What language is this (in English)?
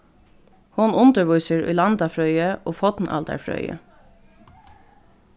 Faroese